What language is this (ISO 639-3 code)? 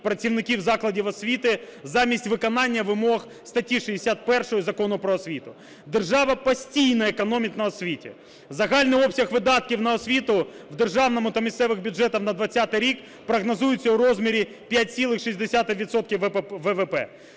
ukr